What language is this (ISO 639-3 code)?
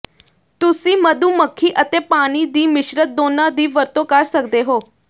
pan